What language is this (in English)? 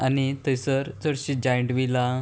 Konkani